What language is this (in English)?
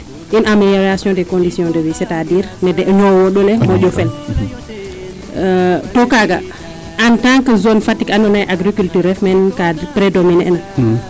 Serer